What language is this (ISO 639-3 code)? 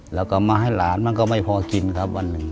tha